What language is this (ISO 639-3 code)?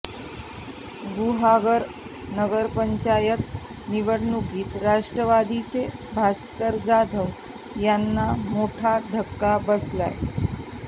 mar